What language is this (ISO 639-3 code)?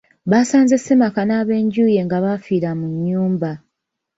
lug